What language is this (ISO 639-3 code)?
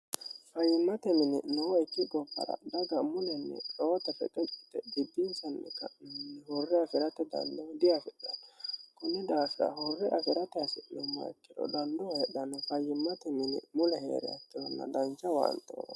sid